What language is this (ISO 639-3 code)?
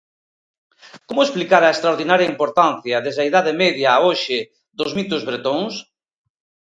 glg